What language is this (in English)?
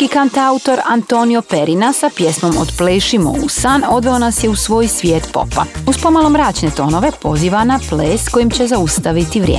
Croatian